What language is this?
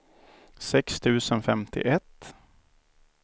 Swedish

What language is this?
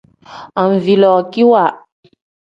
Tem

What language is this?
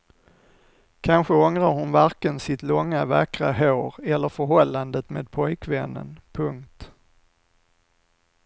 Swedish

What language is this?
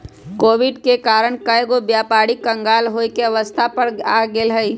Magahi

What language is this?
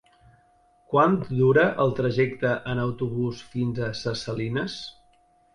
Catalan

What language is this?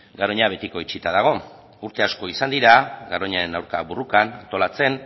Basque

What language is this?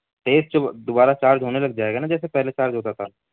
Urdu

